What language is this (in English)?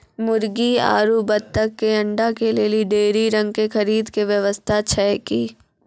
Maithili